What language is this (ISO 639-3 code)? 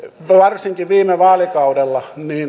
fin